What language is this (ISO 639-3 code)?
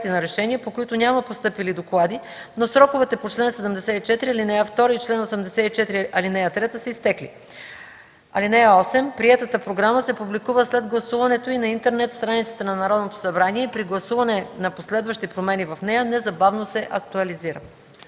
bul